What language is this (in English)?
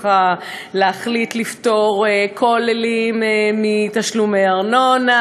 Hebrew